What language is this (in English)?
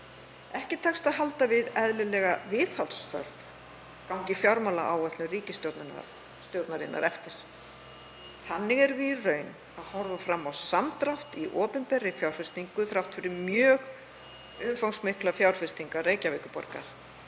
Icelandic